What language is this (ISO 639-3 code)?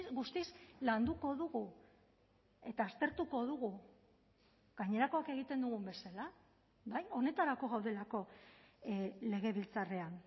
eus